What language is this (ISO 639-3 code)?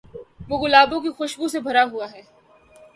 urd